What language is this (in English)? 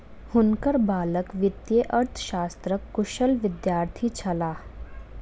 Maithili